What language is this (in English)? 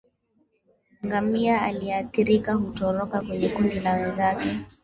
Swahili